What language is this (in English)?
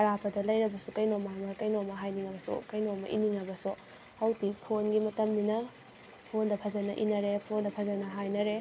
Manipuri